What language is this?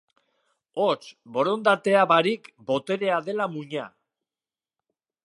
Basque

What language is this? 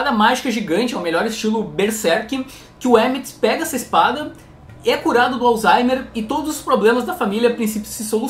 Portuguese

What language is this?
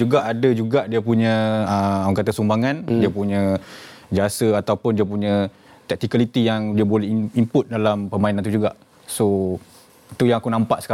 Malay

